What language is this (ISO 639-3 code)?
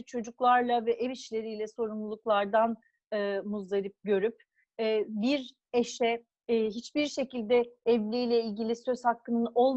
tur